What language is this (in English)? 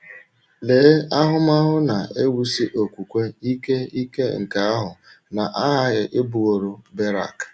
Igbo